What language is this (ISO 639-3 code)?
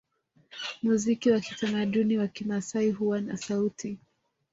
swa